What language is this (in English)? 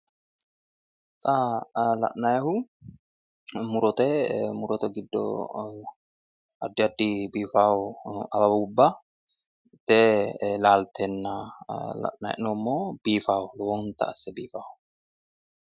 Sidamo